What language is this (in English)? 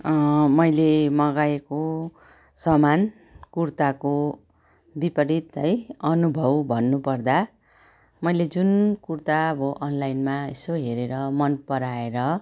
Nepali